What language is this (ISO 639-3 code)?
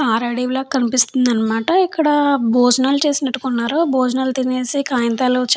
tel